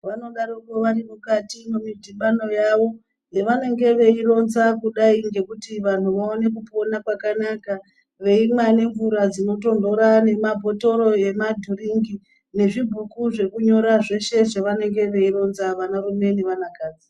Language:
Ndau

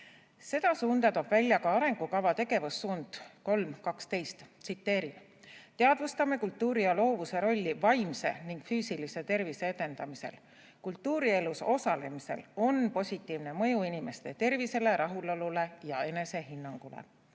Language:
Estonian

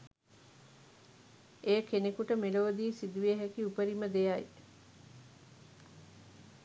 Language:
Sinhala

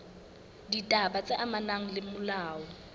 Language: Southern Sotho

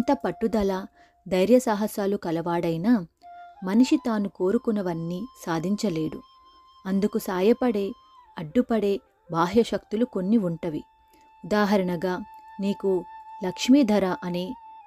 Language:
Telugu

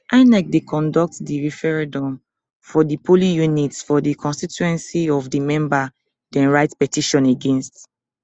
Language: Nigerian Pidgin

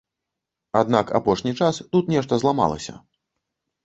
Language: Belarusian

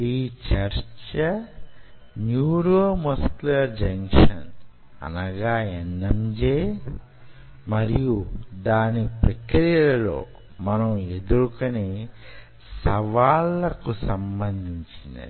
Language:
Telugu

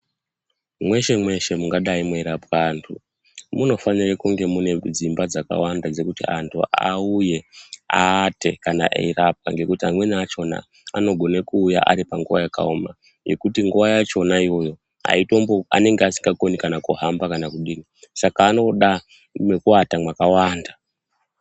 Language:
Ndau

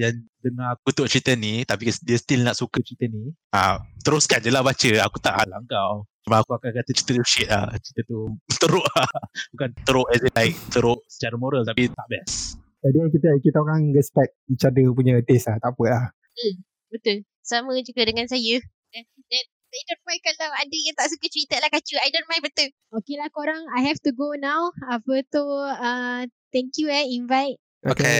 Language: Malay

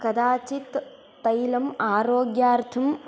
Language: Sanskrit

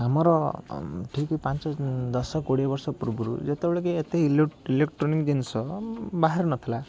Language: Odia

